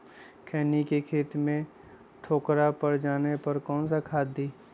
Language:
Magahi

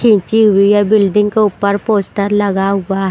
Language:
Hindi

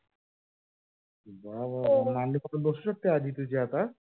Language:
Marathi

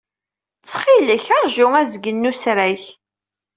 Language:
Kabyle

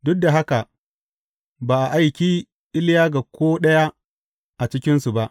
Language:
Hausa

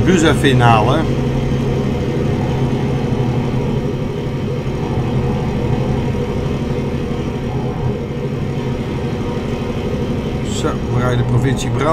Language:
Dutch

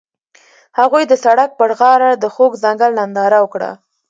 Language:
Pashto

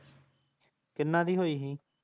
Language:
Punjabi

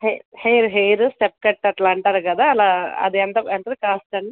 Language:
Telugu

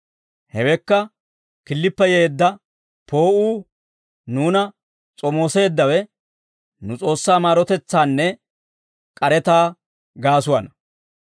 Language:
Dawro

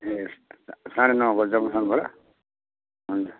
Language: Nepali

